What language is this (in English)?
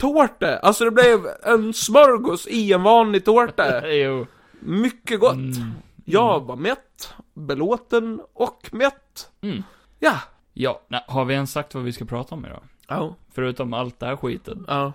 Swedish